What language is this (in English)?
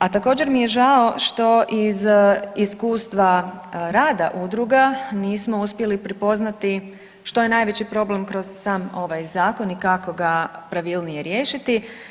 Croatian